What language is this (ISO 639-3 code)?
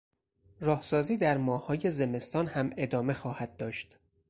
fas